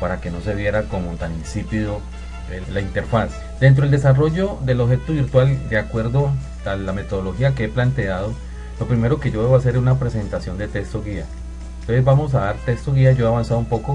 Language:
Spanish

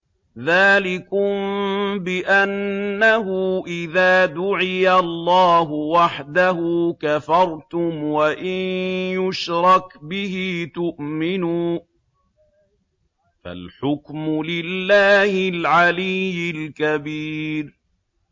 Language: Arabic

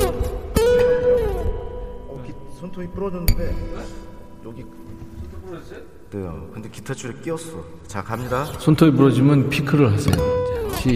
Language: Korean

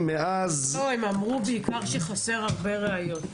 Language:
Hebrew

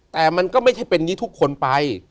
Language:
Thai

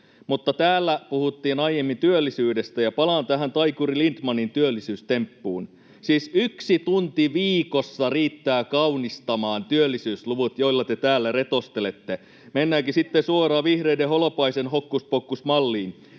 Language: Finnish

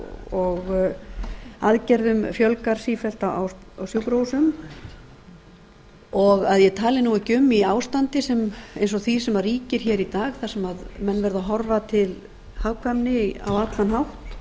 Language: Icelandic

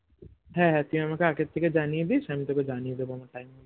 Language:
Bangla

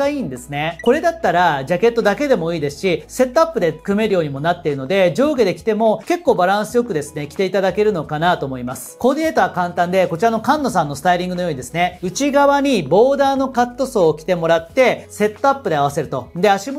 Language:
Japanese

